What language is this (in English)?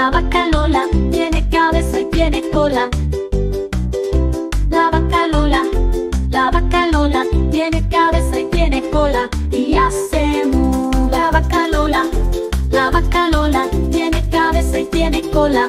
Arabic